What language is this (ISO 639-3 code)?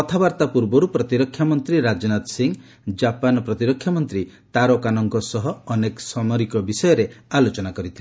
ori